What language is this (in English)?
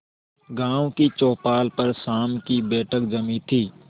Hindi